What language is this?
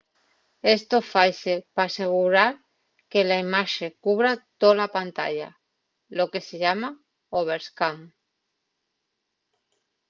Asturian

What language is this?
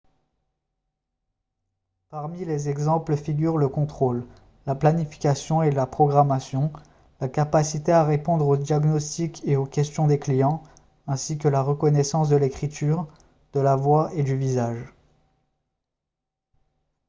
French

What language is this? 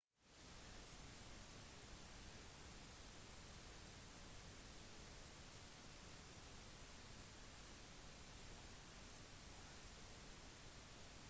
Norwegian Bokmål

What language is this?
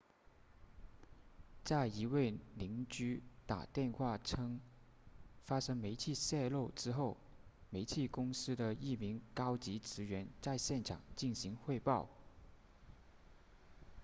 Chinese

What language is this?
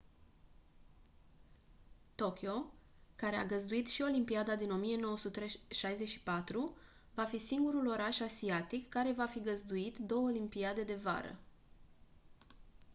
Romanian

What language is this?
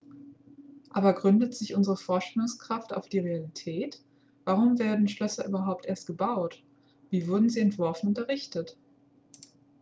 German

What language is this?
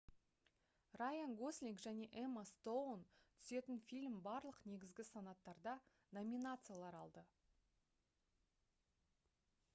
Kazakh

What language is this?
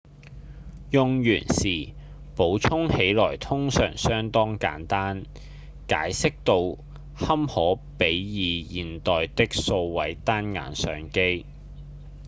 Cantonese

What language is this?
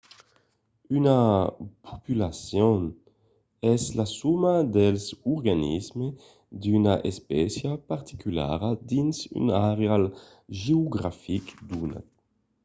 Occitan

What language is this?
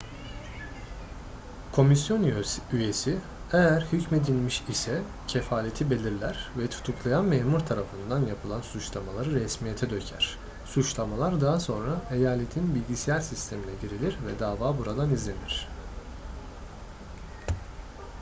Turkish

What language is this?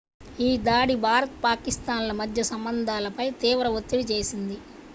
Telugu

